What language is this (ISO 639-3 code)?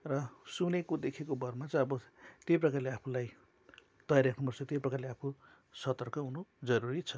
nep